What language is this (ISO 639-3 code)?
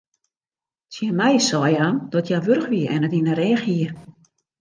fry